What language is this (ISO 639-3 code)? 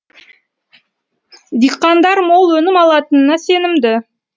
kaz